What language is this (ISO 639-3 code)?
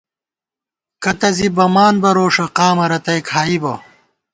gwt